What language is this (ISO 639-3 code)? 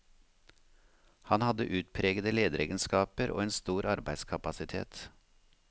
nor